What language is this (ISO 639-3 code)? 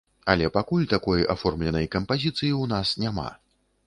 bel